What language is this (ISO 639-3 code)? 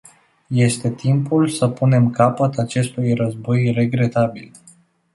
ron